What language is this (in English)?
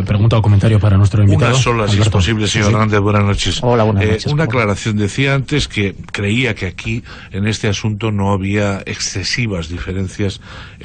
Spanish